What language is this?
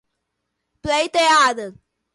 Portuguese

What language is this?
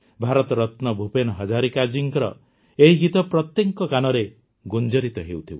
Odia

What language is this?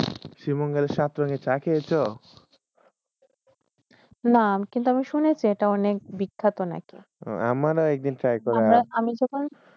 Bangla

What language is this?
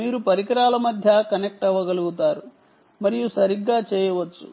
Telugu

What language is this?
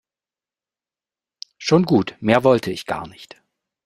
German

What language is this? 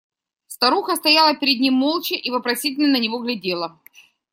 Russian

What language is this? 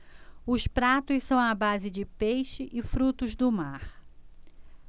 Portuguese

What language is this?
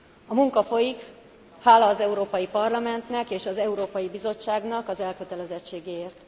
Hungarian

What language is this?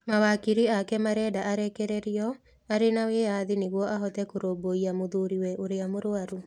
Kikuyu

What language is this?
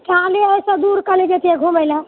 Maithili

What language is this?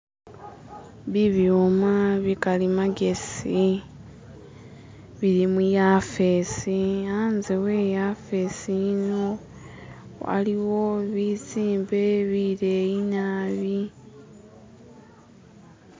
Masaaba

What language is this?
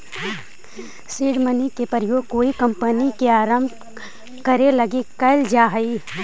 Magahi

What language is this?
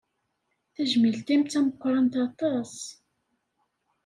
Kabyle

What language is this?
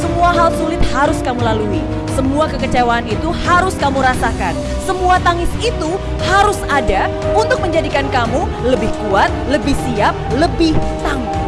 Indonesian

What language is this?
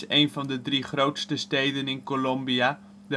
Dutch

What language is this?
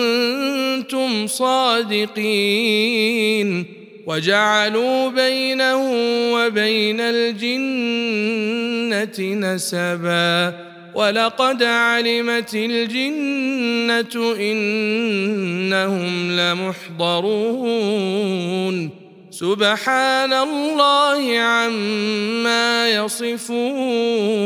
Arabic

